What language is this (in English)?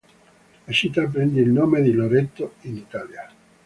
Italian